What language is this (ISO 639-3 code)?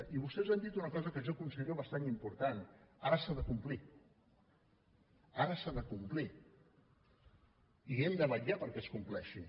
cat